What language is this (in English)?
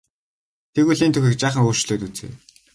Mongolian